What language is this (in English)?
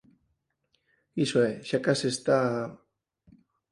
Galician